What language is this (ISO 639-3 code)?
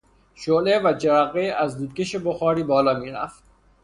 fas